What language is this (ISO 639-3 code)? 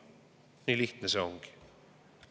est